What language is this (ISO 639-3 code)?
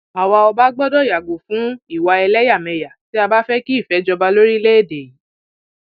yor